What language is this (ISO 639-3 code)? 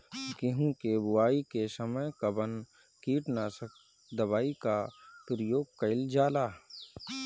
bho